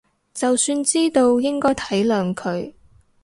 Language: Cantonese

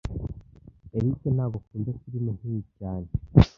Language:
Kinyarwanda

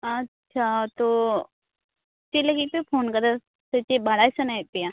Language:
Santali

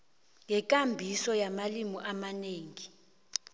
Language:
South Ndebele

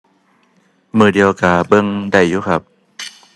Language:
Thai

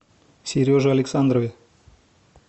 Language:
Russian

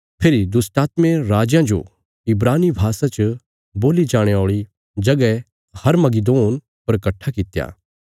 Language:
Bilaspuri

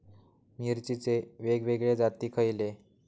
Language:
Marathi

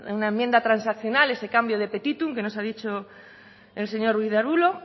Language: Spanish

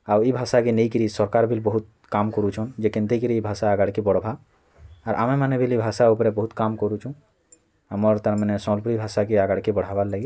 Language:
Odia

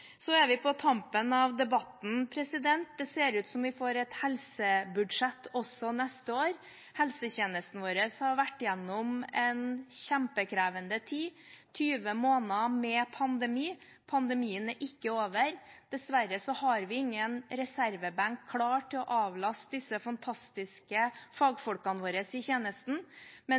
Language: Norwegian Bokmål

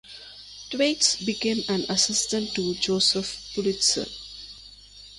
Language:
English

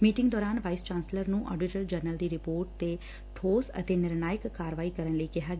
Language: Punjabi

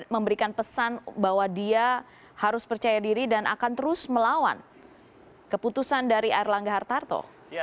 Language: Indonesian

